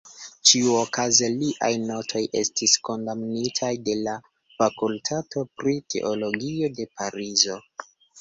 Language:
Esperanto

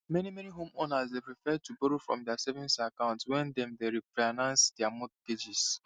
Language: Nigerian Pidgin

